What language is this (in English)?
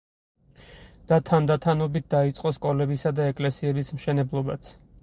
Georgian